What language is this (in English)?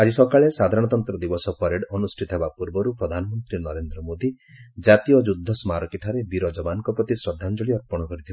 Odia